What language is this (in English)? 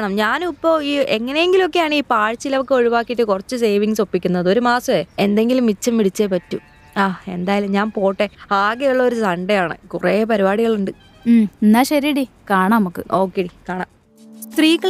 Malayalam